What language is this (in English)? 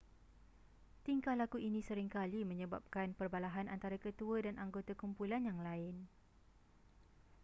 Malay